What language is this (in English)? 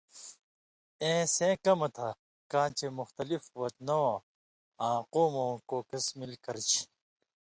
Indus Kohistani